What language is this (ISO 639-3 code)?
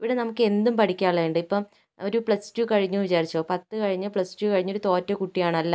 mal